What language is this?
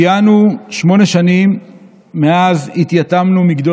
Hebrew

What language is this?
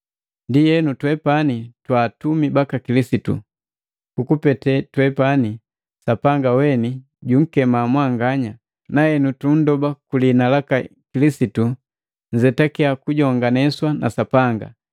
Matengo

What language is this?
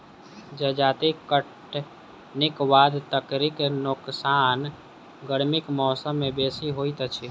Maithili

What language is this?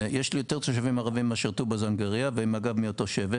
Hebrew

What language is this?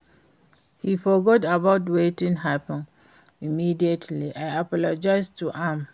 Nigerian Pidgin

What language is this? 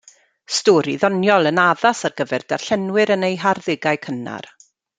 Welsh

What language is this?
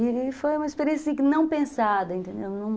Portuguese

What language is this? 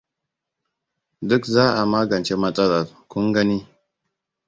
Hausa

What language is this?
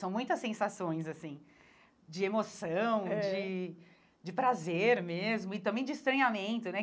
Portuguese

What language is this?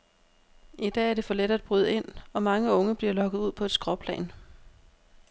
Danish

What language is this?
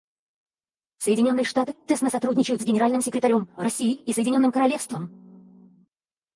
Russian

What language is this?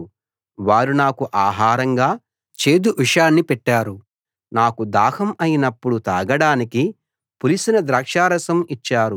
Telugu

